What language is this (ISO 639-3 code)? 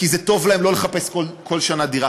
heb